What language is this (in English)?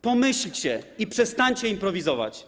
Polish